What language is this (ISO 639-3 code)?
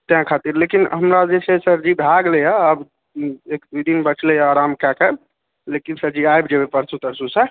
mai